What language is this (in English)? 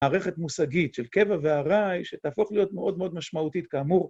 Hebrew